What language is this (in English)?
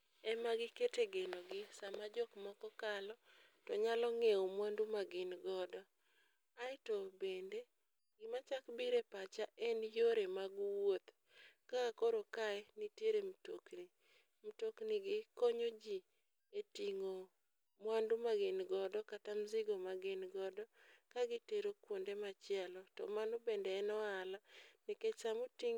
Luo (Kenya and Tanzania)